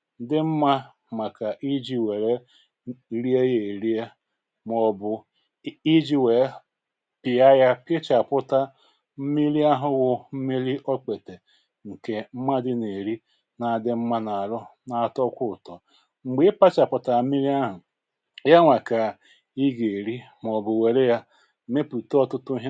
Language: Igbo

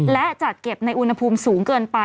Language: Thai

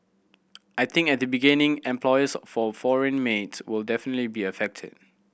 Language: English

